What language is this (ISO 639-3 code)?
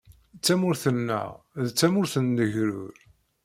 kab